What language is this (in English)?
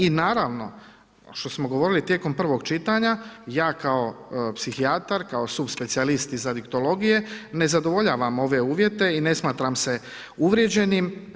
Croatian